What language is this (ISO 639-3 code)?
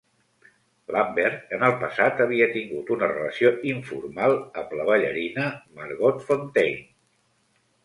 cat